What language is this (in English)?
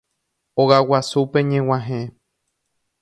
Guarani